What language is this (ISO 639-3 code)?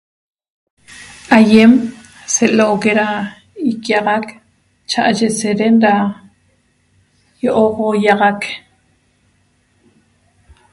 tob